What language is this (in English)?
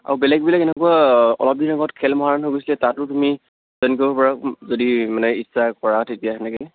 Assamese